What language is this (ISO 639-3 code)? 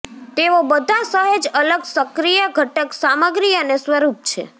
guj